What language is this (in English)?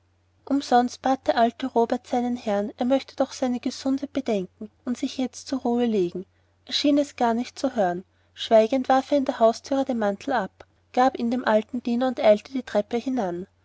German